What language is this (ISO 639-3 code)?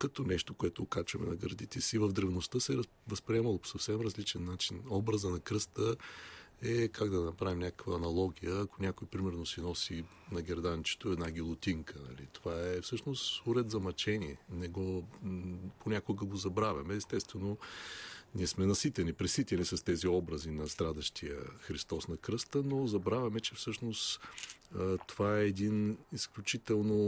bul